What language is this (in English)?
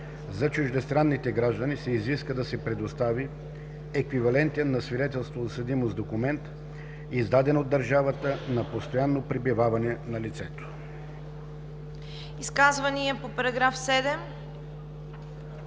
Bulgarian